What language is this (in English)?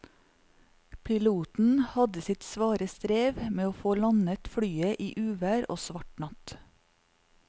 Norwegian